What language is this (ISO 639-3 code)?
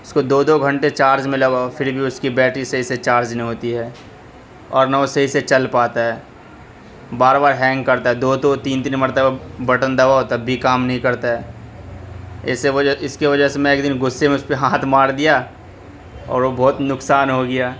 urd